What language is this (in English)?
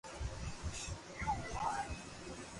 Loarki